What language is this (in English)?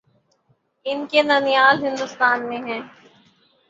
Urdu